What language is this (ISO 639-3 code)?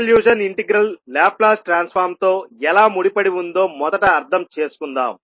tel